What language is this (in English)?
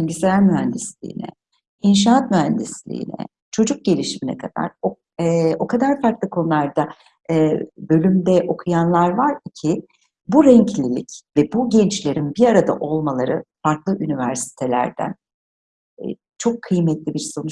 Turkish